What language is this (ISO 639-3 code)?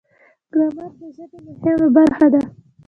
pus